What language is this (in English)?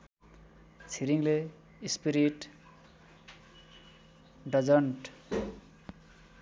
Nepali